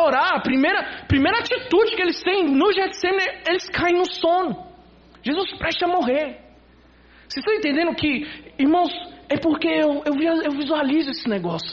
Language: Portuguese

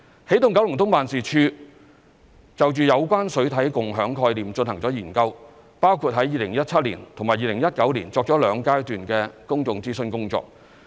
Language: Cantonese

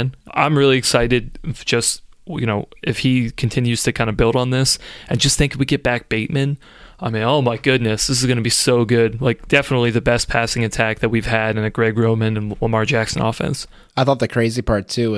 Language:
English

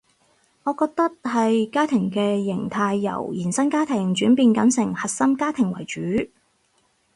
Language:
Cantonese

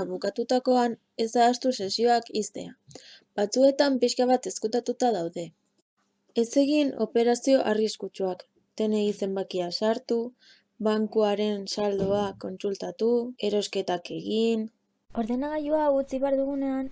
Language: Spanish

